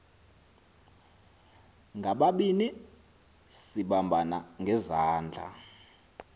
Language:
Xhosa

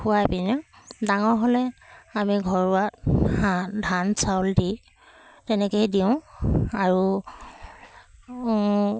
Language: Assamese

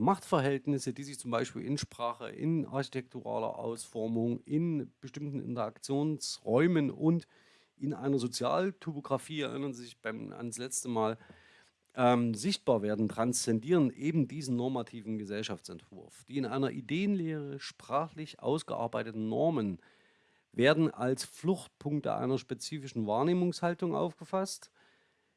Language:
German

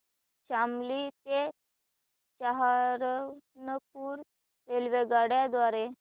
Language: Marathi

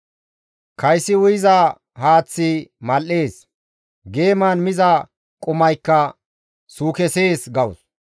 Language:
Gamo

